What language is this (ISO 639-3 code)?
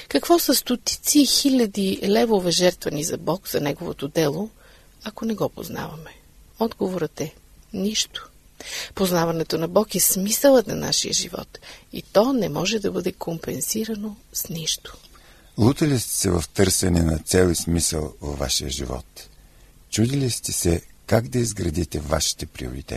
bul